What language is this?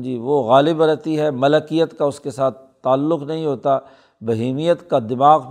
Urdu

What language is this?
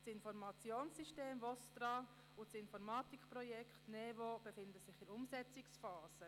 Swiss German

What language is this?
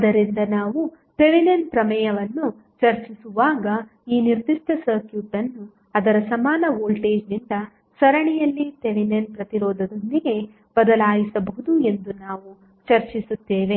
Kannada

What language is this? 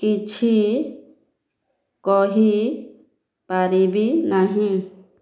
Odia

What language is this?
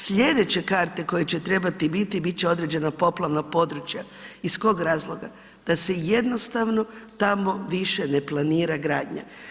Croatian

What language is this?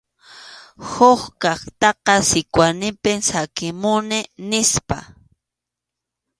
Arequipa-La Unión Quechua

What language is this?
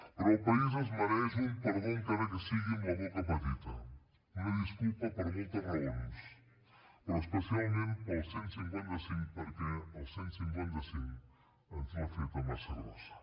Catalan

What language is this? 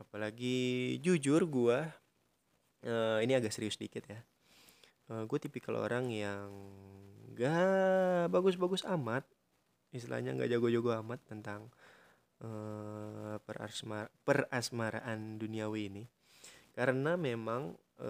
Indonesian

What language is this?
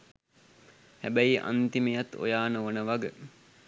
Sinhala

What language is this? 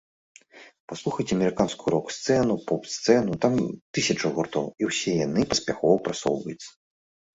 Belarusian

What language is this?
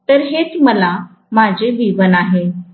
Marathi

